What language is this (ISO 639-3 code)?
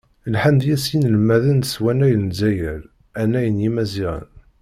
kab